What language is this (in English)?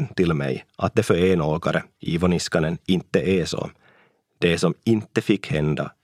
Swedish